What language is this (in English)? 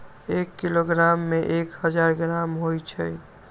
Magahi